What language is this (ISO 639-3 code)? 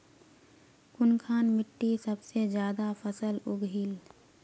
mag